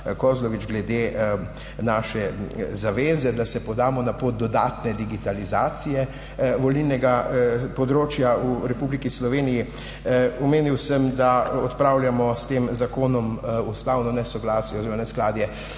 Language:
Slovenian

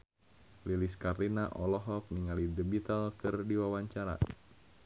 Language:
Sundanese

